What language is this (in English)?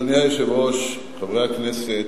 Hebrew